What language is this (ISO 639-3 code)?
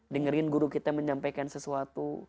ind